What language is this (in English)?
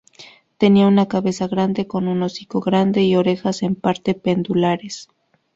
Spanish